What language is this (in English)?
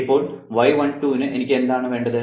Malayalam